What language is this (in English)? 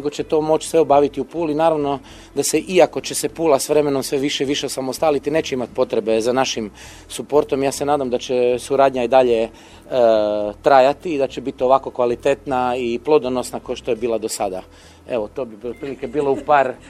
Croatian